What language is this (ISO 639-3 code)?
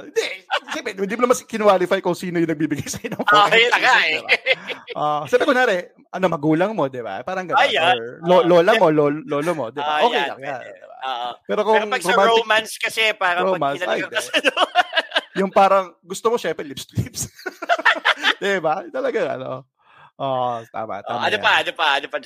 fil